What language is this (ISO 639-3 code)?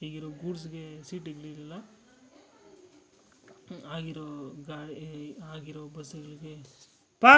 kan